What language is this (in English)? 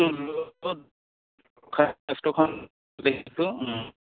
Assamese